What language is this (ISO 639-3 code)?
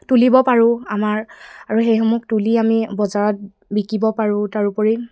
asm